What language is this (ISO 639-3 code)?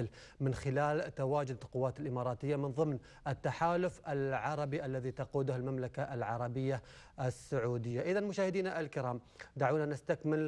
ara